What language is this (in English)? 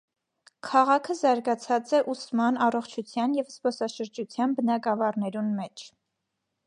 Armenian